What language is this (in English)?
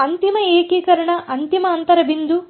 Kannada